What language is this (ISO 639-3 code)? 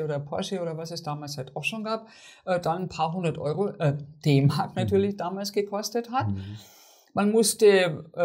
deu